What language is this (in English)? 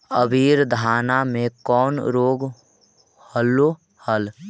Magahi